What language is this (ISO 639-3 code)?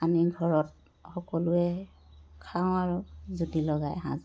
asm